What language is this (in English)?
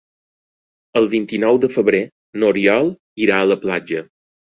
Catalan